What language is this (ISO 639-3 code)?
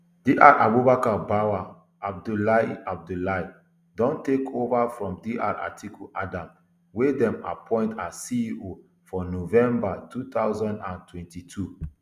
pcm